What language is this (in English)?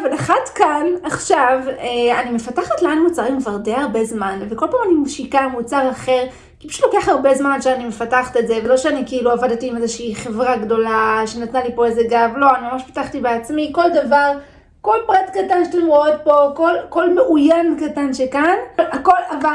Hebrew